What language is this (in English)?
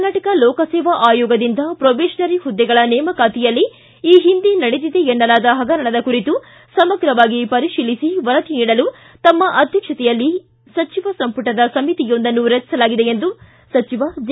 Kannada